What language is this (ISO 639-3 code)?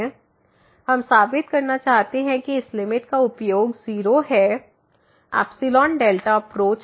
hin